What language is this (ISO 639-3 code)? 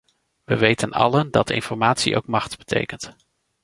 nld